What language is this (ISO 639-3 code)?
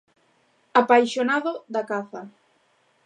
glg